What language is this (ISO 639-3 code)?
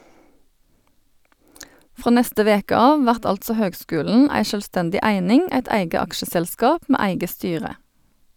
nor